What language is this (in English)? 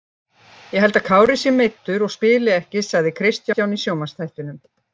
Icelandic